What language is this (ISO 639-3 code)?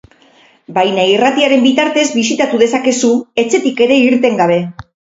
eus